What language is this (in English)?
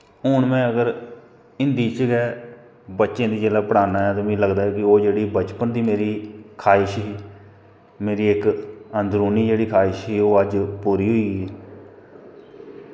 Dogri